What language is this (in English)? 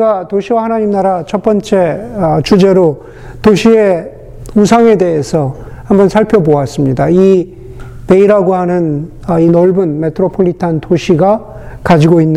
Korean